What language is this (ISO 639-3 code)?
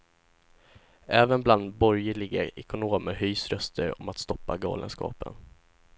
swe